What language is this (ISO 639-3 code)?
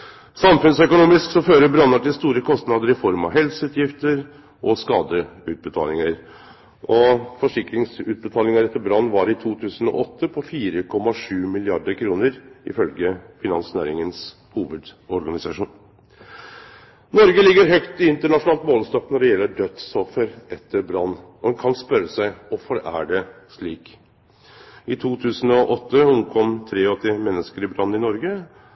nno